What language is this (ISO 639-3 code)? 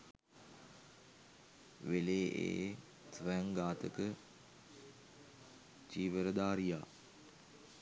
sin